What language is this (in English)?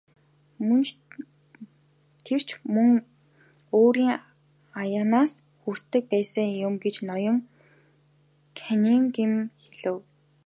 Mongolian